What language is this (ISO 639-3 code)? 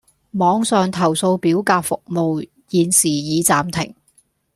yue